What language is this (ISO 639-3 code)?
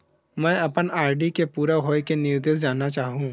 hne